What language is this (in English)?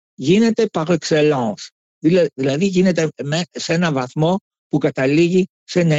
Greek